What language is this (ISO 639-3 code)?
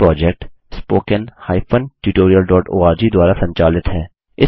hin